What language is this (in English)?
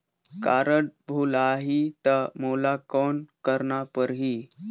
Chhattisgarhi